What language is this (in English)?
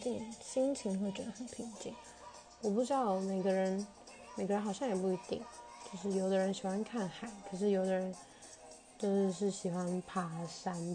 Chinese